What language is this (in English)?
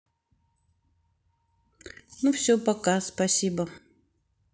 Russian